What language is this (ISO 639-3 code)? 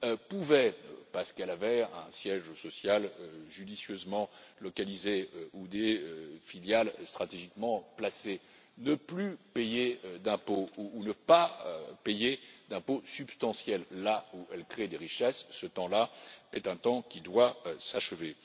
fra